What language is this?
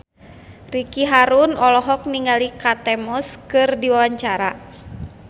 Sundanese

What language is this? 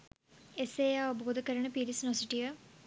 Sinhala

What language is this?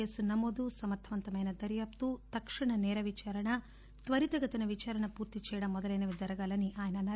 Telugu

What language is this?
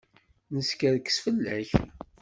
Kabyle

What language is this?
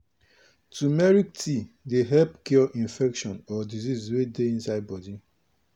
Nigerian Pidgin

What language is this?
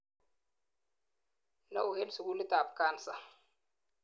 Kalenjin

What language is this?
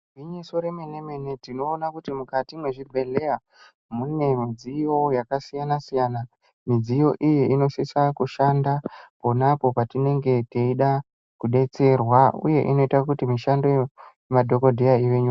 Ndau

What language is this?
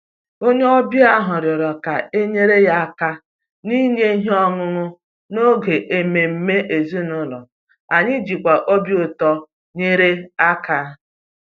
Igbo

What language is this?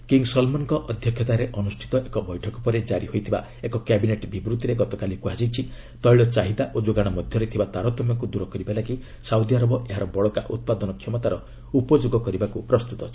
Odia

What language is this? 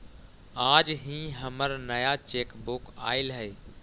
Magahi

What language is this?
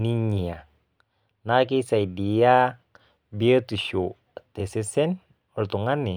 Masai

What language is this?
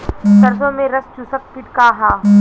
Bhojpuri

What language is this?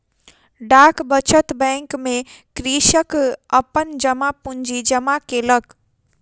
Maithili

